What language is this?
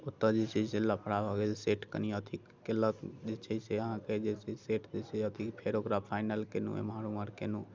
Maithili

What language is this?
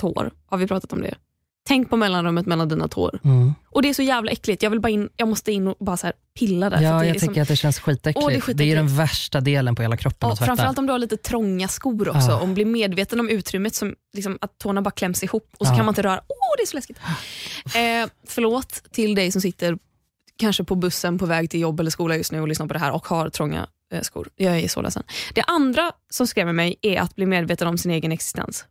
Swedish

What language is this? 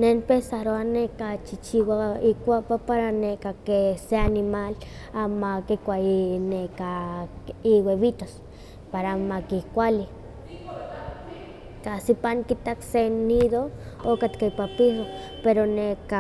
Huaxcaleca Nahuatl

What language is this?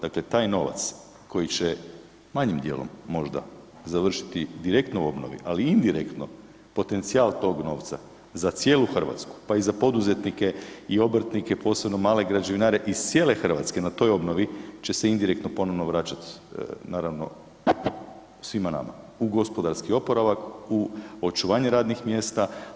Croatian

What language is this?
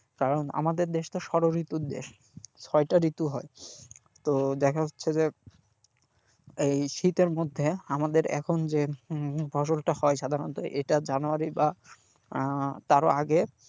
Bangla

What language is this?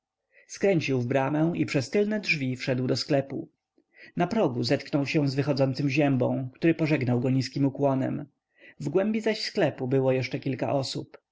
Polish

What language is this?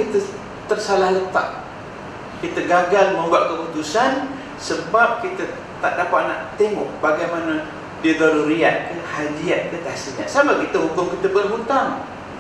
Malay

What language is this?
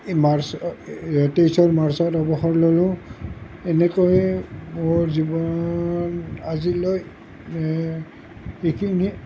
Assamese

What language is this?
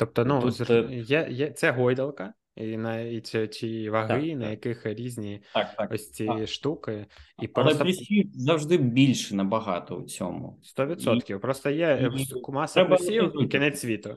Ukrainian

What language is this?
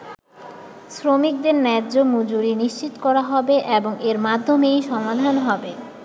Bangla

